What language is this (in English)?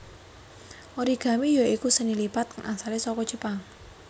Javanese